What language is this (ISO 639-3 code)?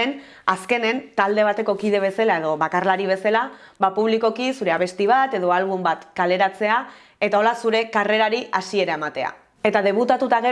eus